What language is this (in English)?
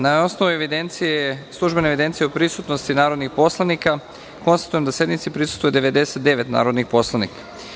Serbian